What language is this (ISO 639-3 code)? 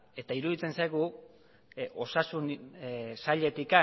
eus